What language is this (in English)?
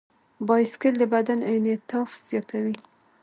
Pashto